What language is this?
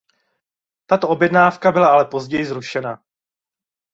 Czech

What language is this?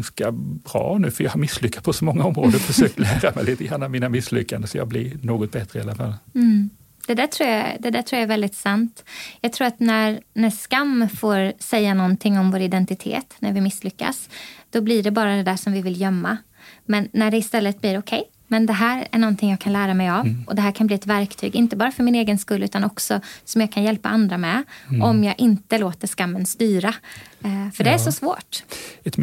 Swedish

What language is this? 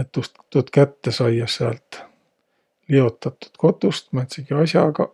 Võro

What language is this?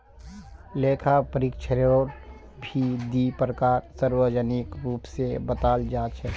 Magahi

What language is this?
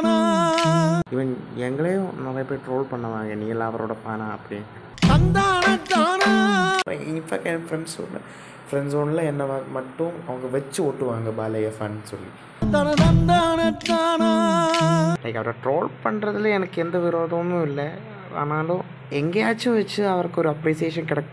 Indonesian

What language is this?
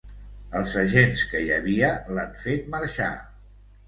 Catalan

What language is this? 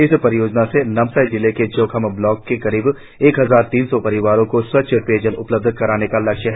Hindi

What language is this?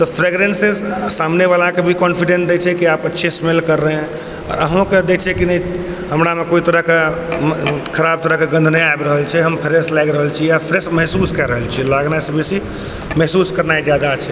Maithili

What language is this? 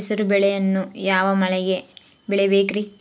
Kannada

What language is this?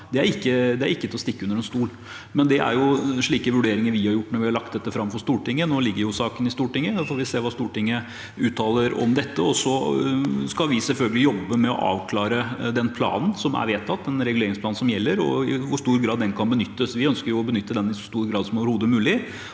Norwegian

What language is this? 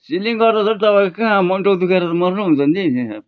Nepali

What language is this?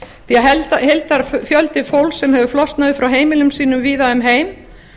Icelandic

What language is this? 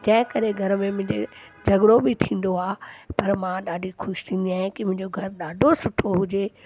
Sindhi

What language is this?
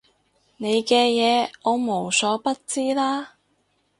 Cantonese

